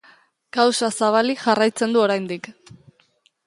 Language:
Basque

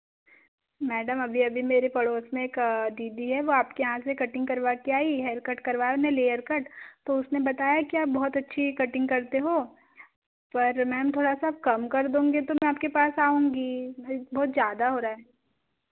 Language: Hindi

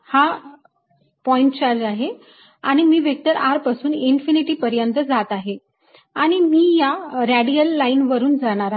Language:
Marathi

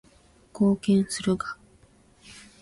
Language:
Japanese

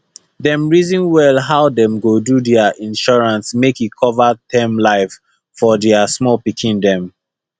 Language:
Nigerian Pidgin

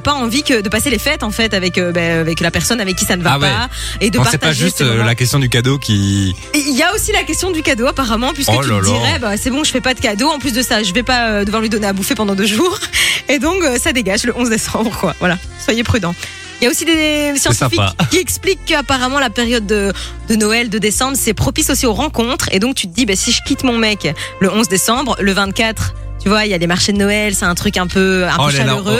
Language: French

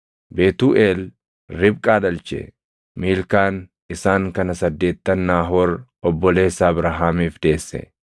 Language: Oromo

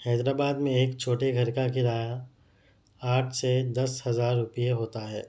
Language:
Urdu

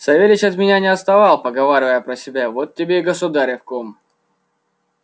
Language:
Russian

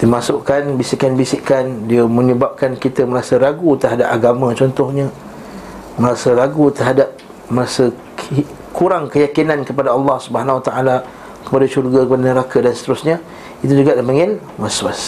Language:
Malay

